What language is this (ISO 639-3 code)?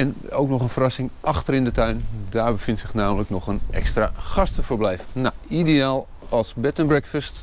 nld